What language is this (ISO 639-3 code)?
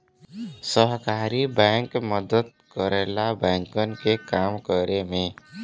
bho